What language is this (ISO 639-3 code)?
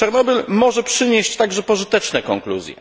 pol